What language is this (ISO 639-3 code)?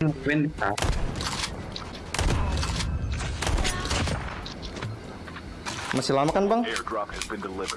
ind